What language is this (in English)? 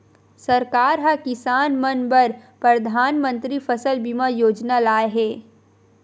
Chhattisgarhi